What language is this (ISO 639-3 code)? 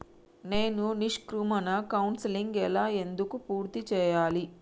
tel